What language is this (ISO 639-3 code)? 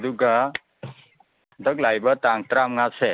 mni